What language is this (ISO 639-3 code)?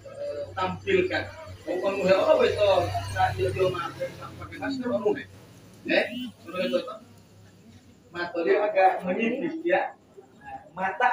ind